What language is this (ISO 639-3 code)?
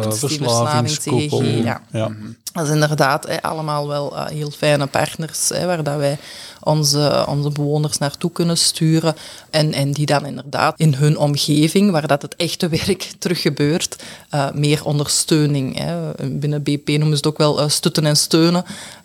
nld